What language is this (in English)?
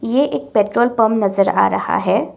Hindi